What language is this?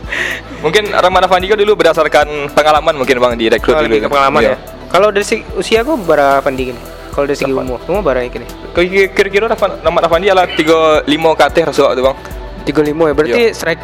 Indonesian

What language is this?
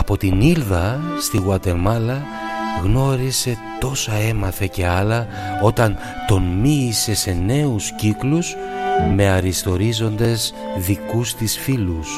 Greek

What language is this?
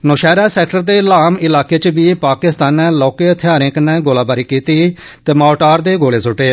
Dogri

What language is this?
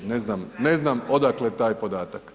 Croatian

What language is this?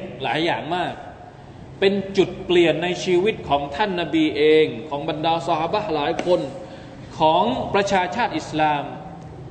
Thai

